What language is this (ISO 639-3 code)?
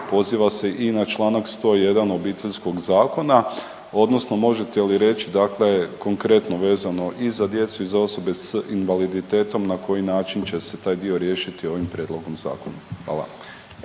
hrv